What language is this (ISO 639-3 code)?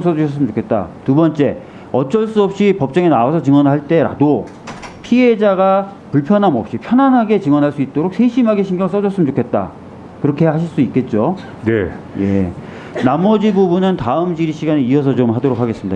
kor